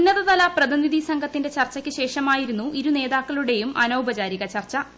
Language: Malayalam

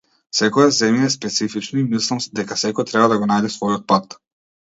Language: Macedonian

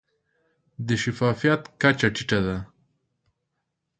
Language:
Pashto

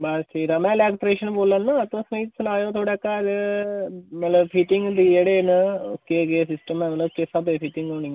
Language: Dogri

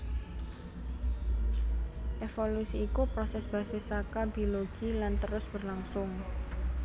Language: Javanese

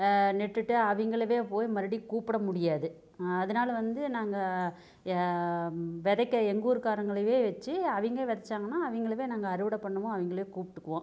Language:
Tamil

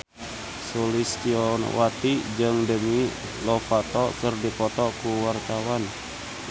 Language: Sundanese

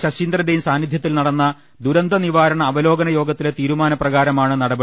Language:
Malayalam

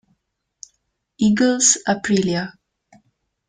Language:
Italian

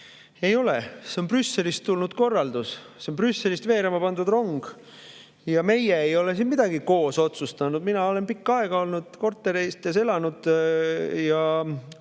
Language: Estonian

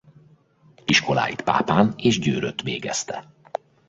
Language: Hungarian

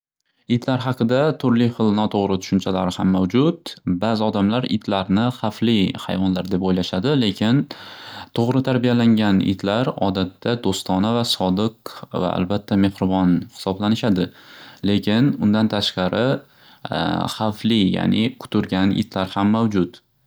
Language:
Uzbek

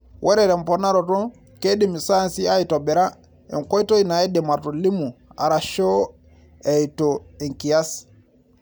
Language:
Masai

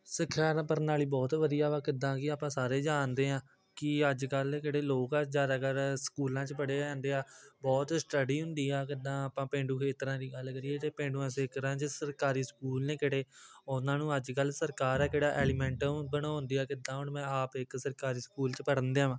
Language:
Punjabi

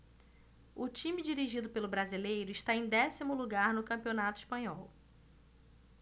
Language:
Portuguese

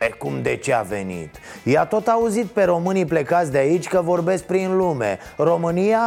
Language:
Romanian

